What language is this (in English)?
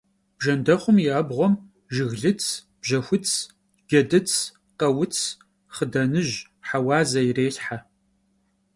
Kabardian